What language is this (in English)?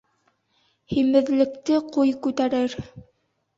Bashkir